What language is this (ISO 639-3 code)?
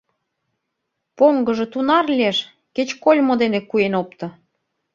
chm